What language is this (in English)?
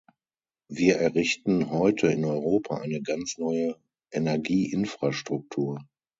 German